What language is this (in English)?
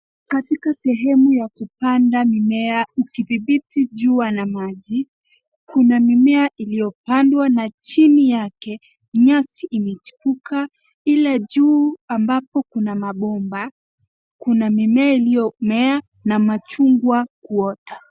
Swahili